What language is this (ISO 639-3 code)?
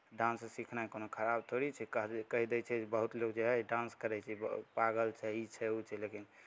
mai